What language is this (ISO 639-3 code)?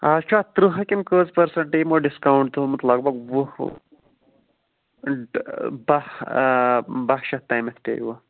kas